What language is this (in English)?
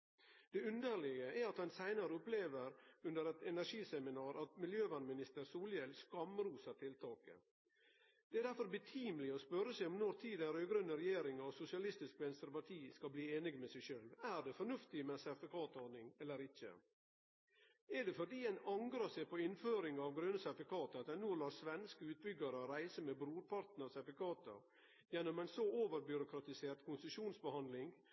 Norwegian Nynorsk